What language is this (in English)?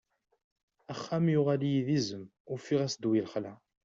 Kabyle